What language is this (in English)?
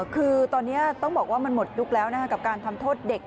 Thai